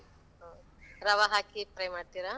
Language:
Kannada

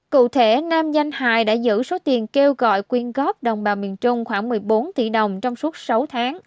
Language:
Vietnamese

